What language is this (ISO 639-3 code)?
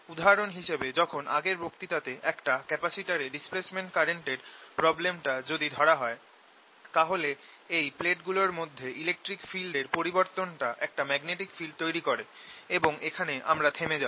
ben